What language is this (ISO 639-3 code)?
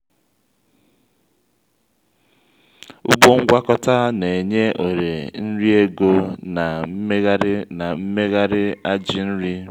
ibo